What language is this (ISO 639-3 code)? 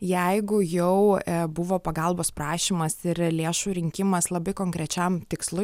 lit